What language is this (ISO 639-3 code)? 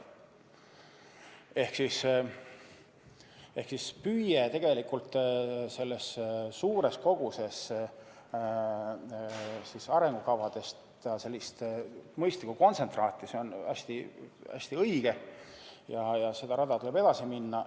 est